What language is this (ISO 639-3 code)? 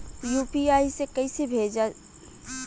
bho